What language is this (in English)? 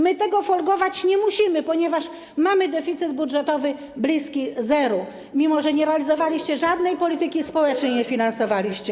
Polish